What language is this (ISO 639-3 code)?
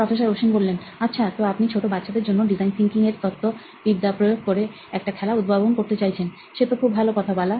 ben